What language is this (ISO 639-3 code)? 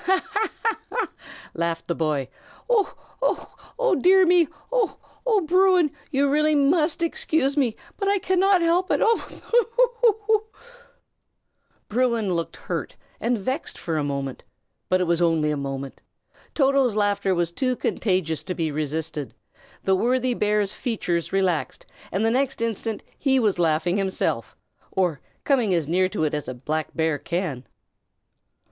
eng